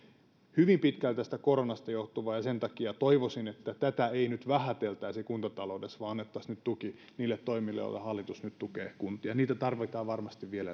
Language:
Finnish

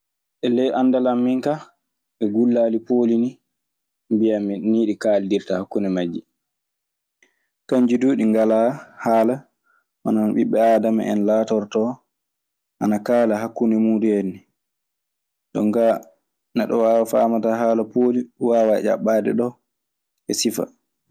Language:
Maasina Fulfulde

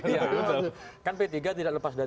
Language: Indonesian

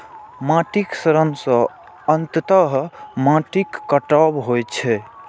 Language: Maithili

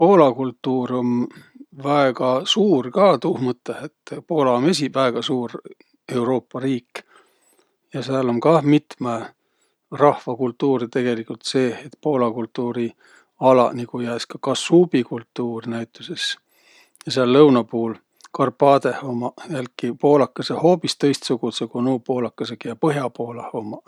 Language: Võro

